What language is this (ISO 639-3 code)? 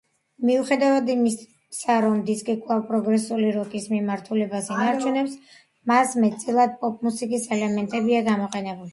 kat